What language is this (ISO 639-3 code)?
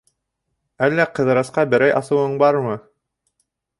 bak